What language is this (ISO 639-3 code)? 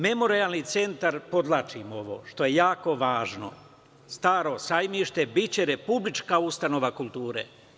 srp